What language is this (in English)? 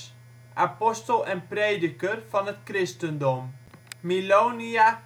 Dutch